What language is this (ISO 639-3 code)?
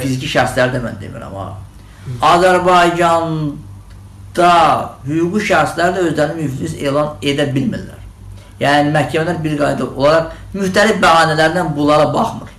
aze